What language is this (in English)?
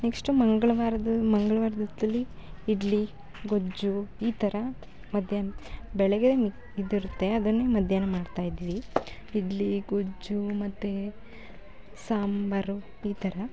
Kannada